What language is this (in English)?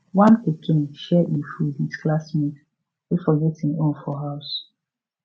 Nigerian Pidgin